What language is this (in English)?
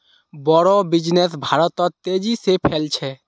Magahi